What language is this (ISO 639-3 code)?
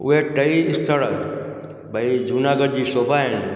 snd